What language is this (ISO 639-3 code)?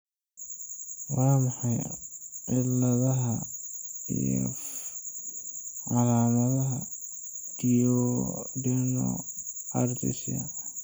som